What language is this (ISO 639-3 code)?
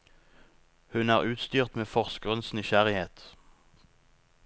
nor